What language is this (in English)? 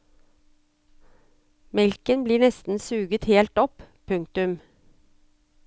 Norwegian